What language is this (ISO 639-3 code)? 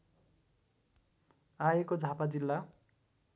nep